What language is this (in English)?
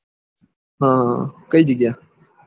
Gujarati